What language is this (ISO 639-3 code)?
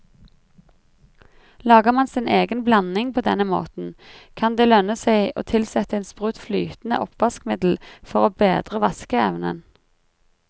nor